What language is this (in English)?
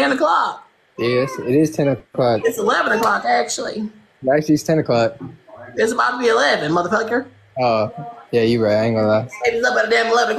English